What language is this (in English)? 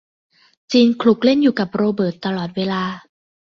Thai